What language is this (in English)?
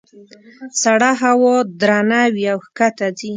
Pashto